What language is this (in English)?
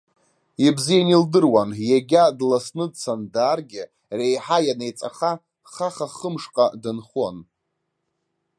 Abkhazian